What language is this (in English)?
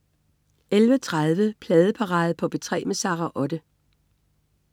Danish